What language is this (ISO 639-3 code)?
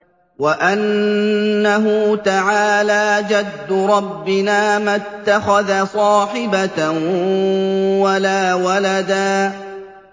ara